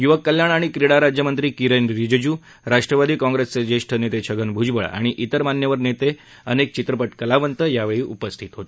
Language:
Marathi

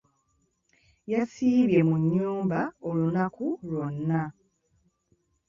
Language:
Ganda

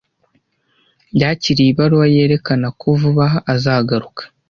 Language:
Kinyarwanda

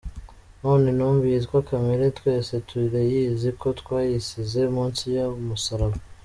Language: Kinyarwanda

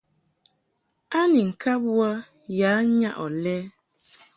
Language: Mungaka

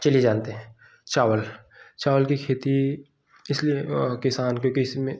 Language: Hindi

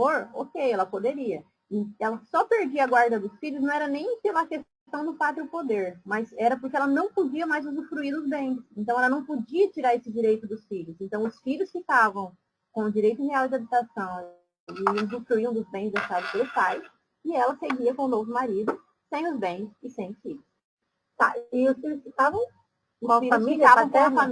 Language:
Portuguese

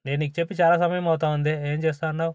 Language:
Telugu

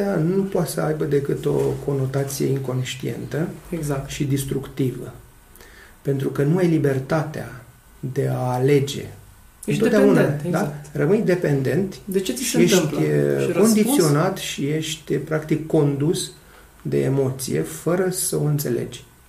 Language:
Romanian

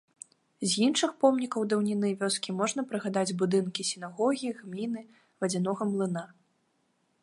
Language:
Belarusian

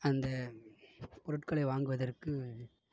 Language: Tamil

